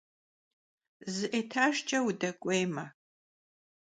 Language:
Kabardian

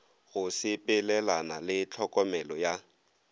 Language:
Northern Sotho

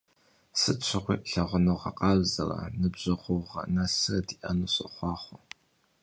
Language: Kabardian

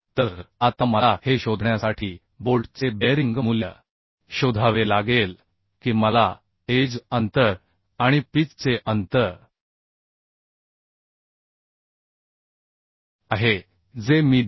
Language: Marathi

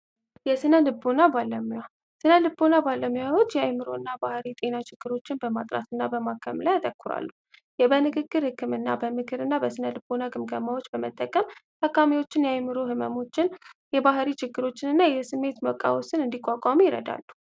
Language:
Amharic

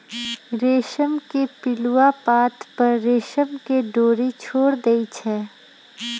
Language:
Magahi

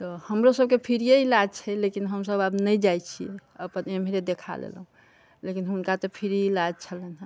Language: Maithili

